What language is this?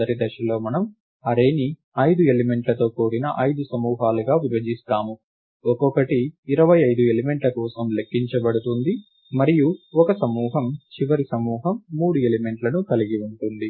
Telugu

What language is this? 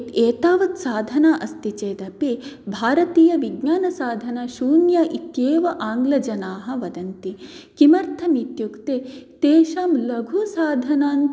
Sanskrit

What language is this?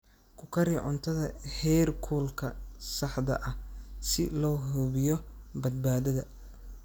Somali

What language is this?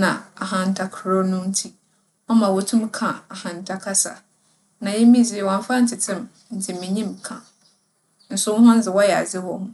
Akan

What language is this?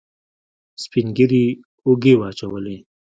Pashto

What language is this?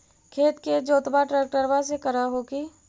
Magahi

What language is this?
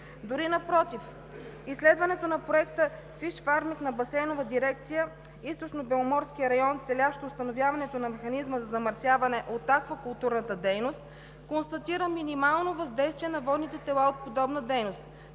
Bulgarian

